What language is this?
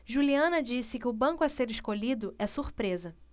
Portuguese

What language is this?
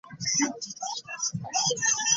Ganda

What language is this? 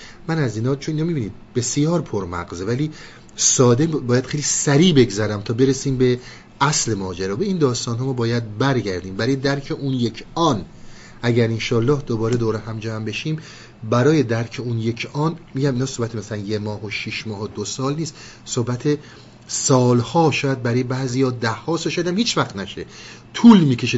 Persian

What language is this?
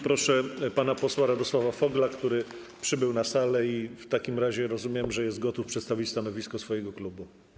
Polish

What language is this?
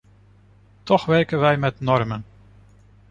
Dutch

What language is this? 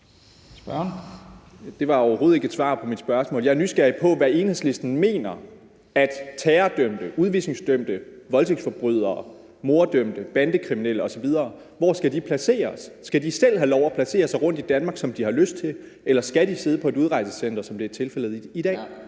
Danish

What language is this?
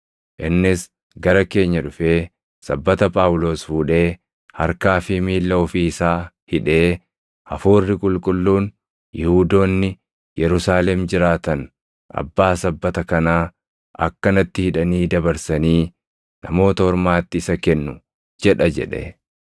Oromo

